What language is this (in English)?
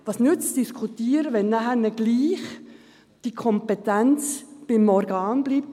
Swiss German